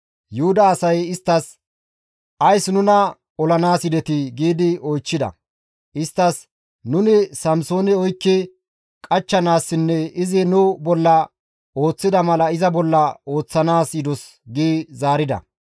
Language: Gamo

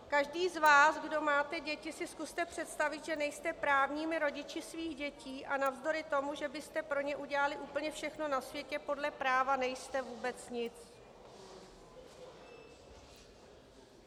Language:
Czech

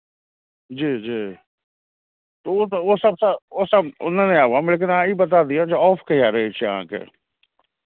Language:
Maithili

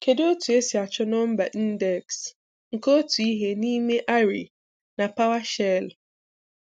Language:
Igbo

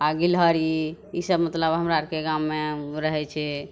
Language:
Maithili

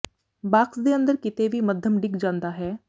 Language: Punjabi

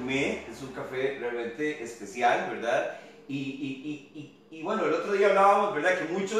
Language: Spanish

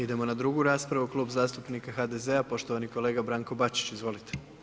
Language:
Croatian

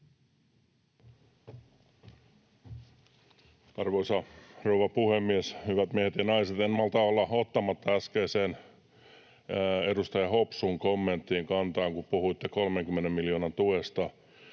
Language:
Finnish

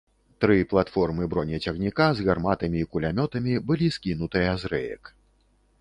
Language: Belarusian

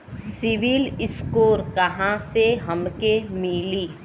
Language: Bhojpuri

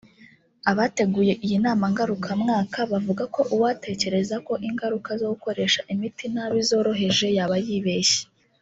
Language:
Kinyarwanda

